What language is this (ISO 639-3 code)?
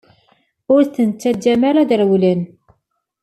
kab